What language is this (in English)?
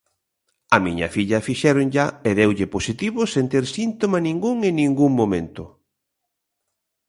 Galician